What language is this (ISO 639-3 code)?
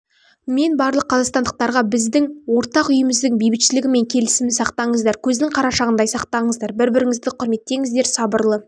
kaz